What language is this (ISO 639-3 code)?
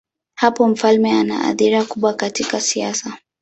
swa